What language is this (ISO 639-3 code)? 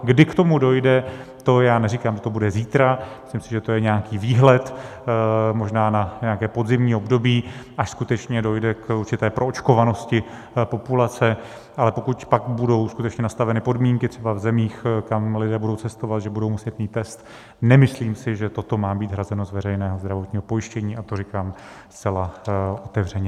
ces